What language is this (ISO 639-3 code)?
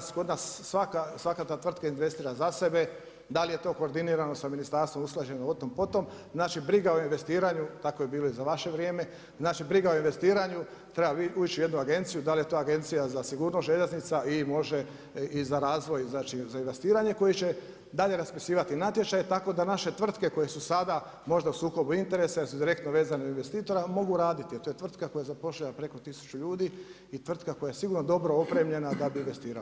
hrv